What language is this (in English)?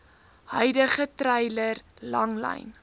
Afrikaans